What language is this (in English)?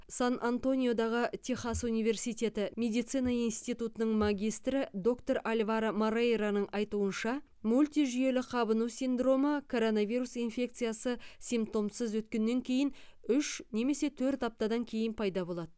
Kazakh